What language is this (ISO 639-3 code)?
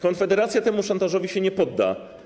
pol